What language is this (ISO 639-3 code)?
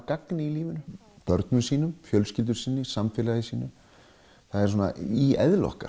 isl